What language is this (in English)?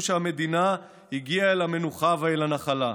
Hebrew